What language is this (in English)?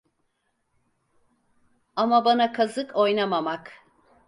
Turkish